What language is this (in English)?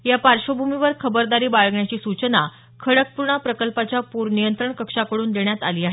Marathi